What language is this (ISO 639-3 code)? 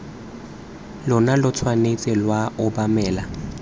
tsn